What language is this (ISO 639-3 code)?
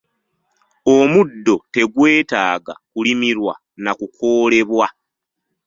lug